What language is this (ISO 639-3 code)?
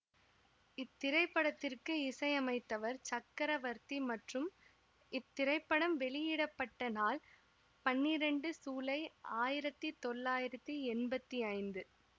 tam